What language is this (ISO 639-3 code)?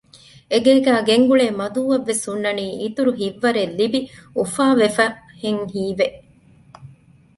div